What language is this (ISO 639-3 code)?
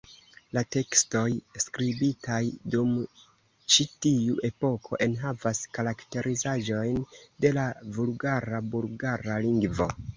epo